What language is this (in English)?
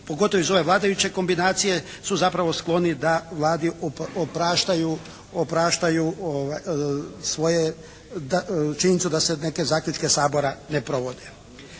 Croatian